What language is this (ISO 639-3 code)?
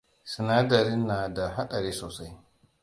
hau